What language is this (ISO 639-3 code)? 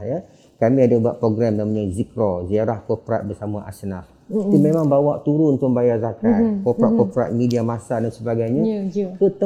msa